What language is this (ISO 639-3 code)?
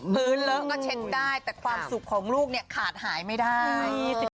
tha